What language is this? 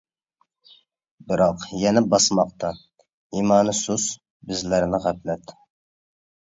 Uyghur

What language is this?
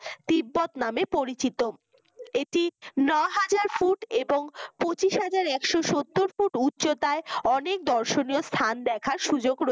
Bangla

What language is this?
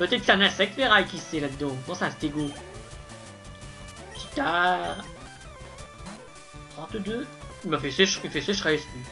French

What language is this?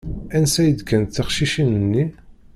Kabyle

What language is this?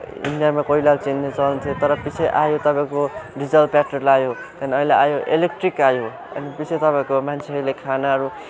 Nepali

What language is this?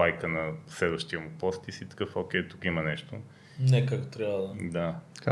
Bulgarian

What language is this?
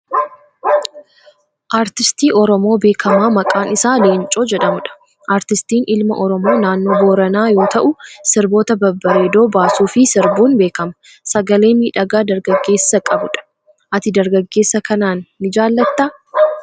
Oromo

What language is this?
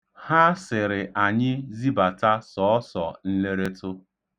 Igbo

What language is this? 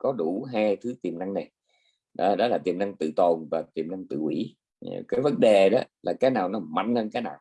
Vietnamese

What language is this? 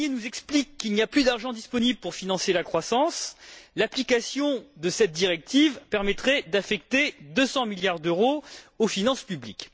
French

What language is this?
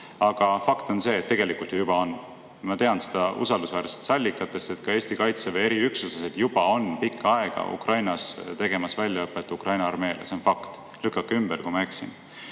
Estonian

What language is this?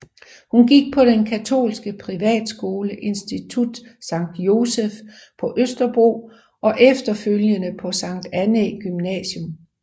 Danish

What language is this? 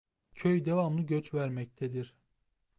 Turkish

